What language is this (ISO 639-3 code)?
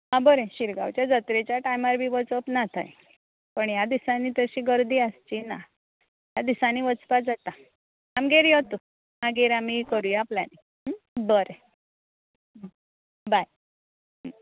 kok